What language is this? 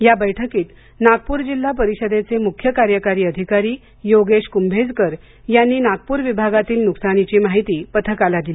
Marathi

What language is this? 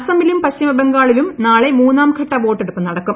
Malayalam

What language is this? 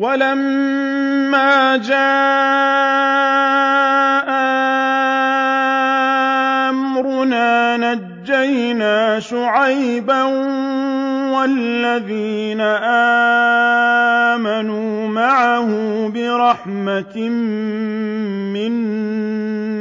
Arabic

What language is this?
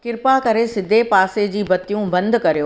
Sindhi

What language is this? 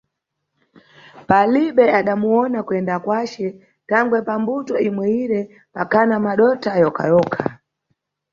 Nyungwe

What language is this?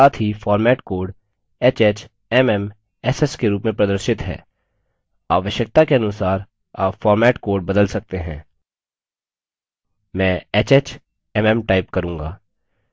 Hindi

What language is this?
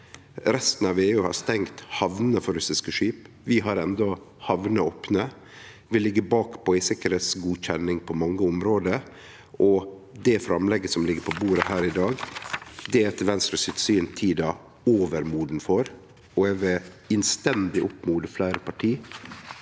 Norwegian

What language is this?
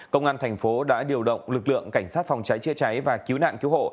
Vietnamese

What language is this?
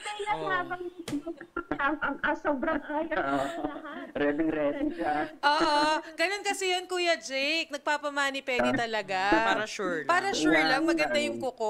Filipino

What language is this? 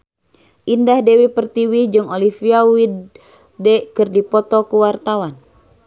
Sundanese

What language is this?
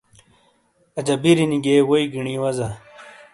Shina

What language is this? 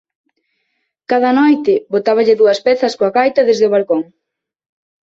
Galician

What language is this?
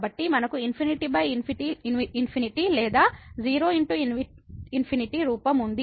Telugu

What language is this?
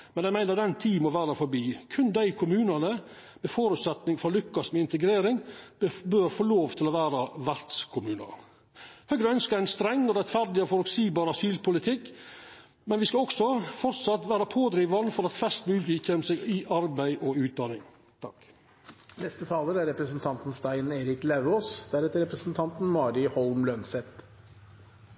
Norwegian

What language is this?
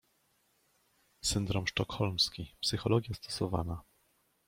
Polish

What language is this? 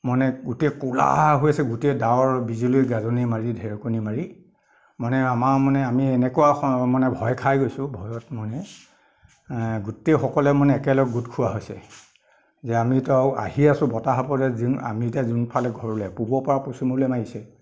Assamese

